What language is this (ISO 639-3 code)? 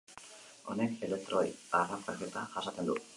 eus